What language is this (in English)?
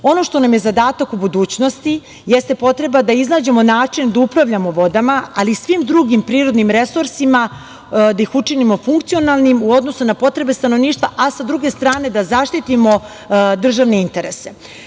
Serbian